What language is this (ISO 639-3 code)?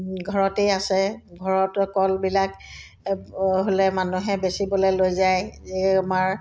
asm